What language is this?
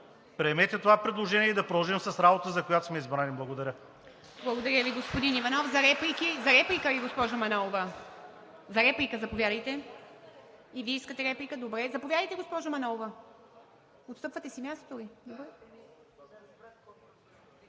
Bulgarian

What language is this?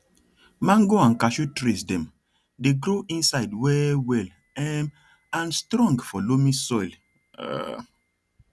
Nigerian Pidgin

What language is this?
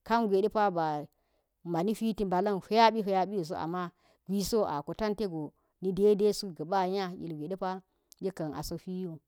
Geji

